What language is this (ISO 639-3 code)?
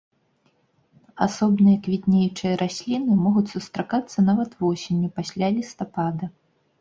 bel